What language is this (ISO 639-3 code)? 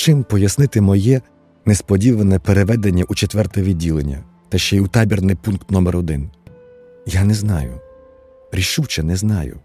ukr